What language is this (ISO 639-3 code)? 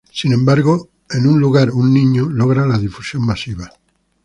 spa